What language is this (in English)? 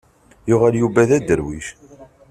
Kabyle